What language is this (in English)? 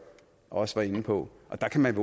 Danish